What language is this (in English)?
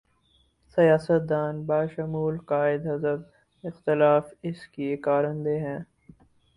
Urdu